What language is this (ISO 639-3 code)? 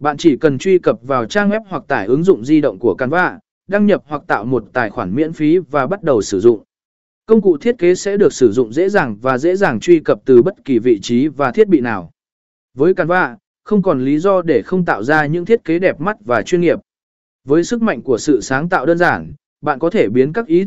vie